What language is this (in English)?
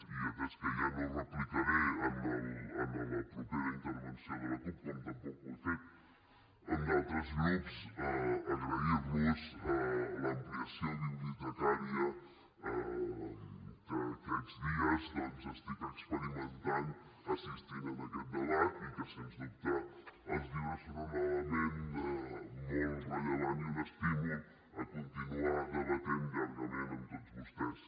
Catalan